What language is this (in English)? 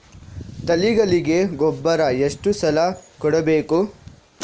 Kannada